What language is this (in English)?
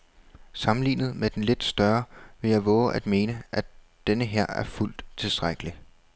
Danish